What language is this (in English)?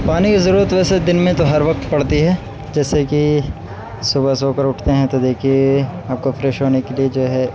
Urdu